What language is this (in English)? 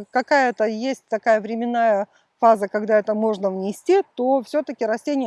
Russian